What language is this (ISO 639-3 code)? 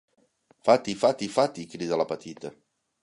cat